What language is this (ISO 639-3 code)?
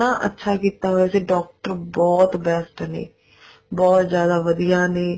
pan